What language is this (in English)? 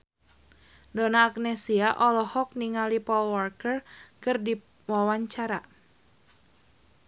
Sundanese